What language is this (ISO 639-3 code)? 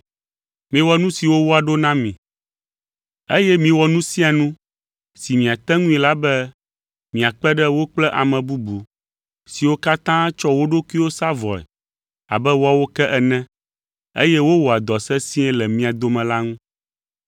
ewe